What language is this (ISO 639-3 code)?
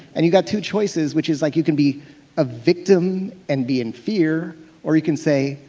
eng